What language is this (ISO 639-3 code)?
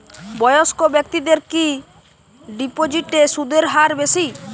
ben